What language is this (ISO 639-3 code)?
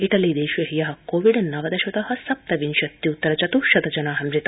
san